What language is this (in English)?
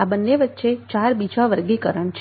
Gujarati